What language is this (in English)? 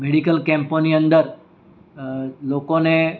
Gujarati